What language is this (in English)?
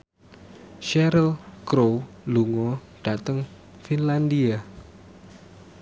Javanese